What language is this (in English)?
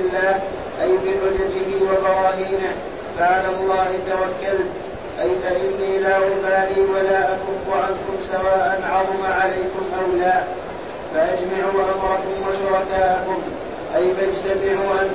Arabic